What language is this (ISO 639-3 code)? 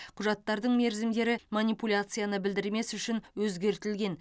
kaz